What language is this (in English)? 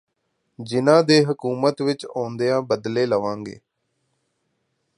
Punjabi